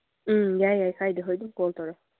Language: Manipuri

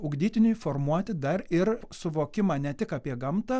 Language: Lithuanian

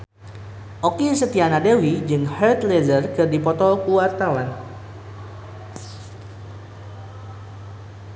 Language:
Sundanese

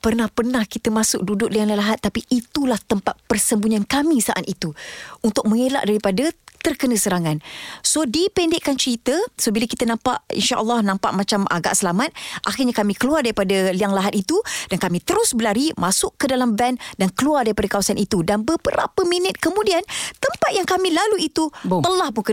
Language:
Malay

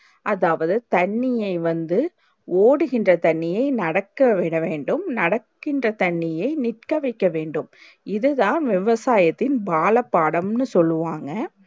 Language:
Tamil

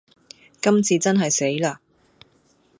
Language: Cantonese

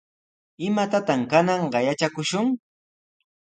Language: Sihuas Ancash Quechua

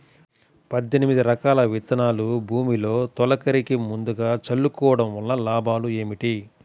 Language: Telugu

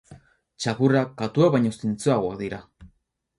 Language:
Basque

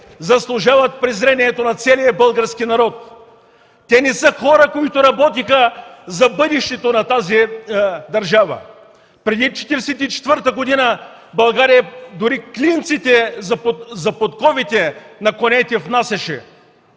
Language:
Bulgarian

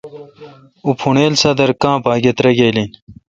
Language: Kalkoti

